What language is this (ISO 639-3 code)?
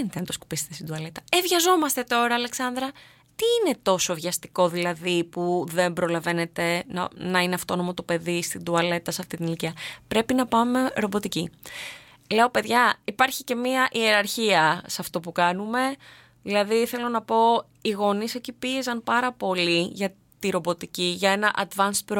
ell